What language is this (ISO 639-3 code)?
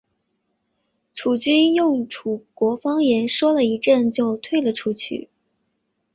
zho